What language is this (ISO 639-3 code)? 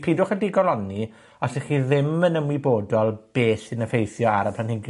cym